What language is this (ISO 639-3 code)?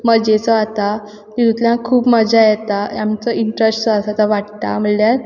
kok